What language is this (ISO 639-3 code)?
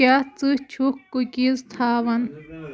kas